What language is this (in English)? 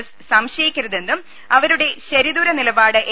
Malayalam